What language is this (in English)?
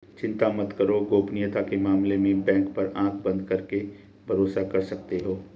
Hindi